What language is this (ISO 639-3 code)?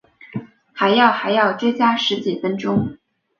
zho